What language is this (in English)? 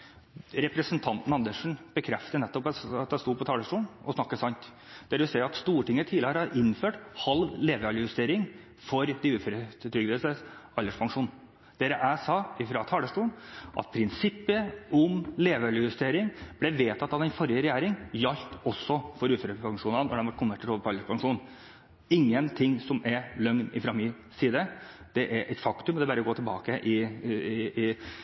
Norwegian Bokmål